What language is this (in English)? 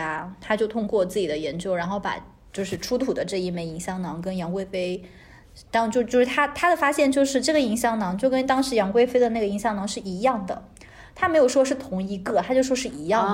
Chinese